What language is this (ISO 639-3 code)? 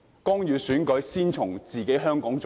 yue